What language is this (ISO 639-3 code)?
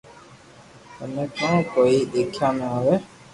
lrk